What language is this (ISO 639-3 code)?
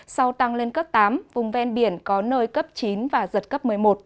vie